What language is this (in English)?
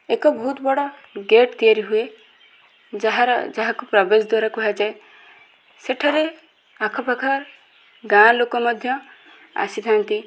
Odia